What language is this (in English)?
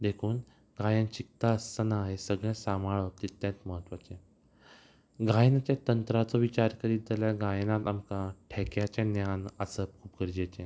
Konkani